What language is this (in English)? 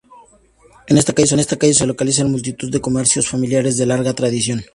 Spanish